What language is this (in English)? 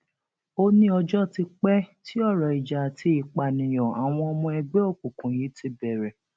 Yoruba